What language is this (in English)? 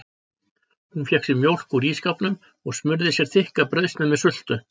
Icelandic